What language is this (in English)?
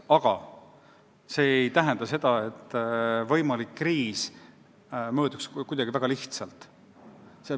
Estonian